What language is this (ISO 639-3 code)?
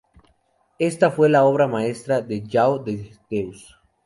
spa